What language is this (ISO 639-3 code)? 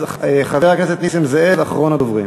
heb